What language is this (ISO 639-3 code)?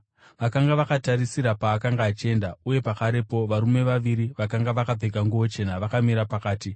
sna